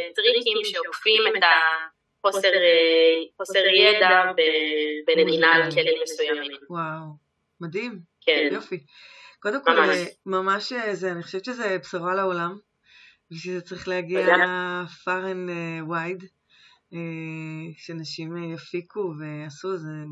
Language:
Hebrew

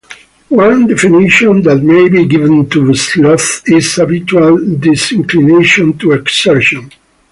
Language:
English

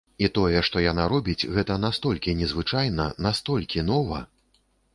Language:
Belarusian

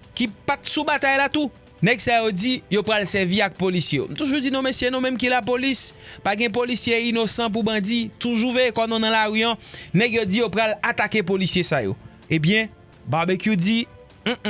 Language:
French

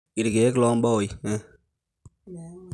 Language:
Masai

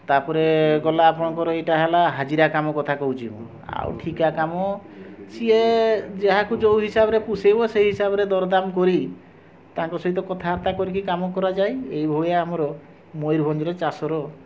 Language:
Odia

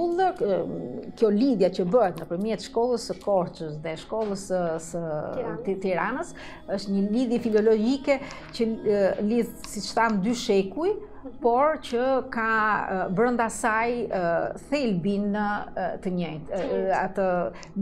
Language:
Romanian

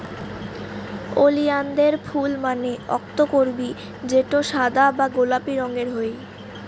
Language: Bangla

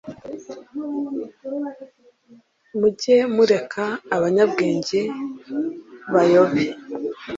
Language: Kinyarwanda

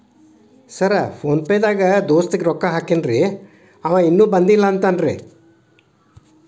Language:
Kannada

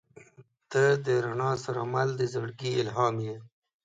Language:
Pashto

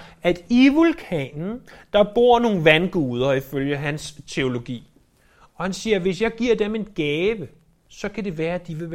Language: Danish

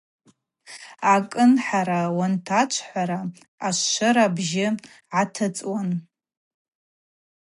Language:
Abaza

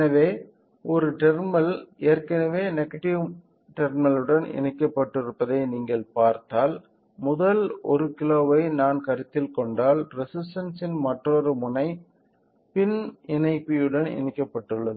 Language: Tamil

